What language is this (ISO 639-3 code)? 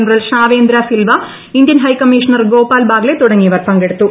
mal